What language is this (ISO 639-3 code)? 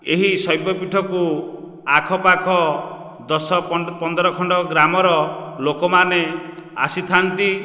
ori